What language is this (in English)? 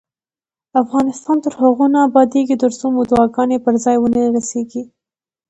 Pashto